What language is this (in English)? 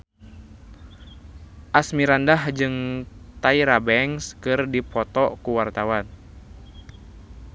Sundanese